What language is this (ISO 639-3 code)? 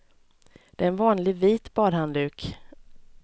swe